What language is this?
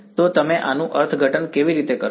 Gujarati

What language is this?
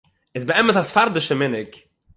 Yiddish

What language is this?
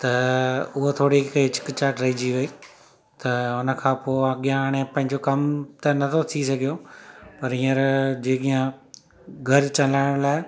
Sindhi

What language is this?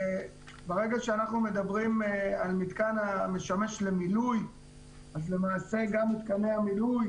Hebrew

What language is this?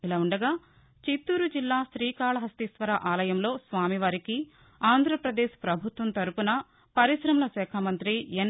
Telugu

